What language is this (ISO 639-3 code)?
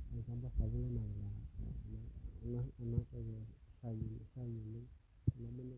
mas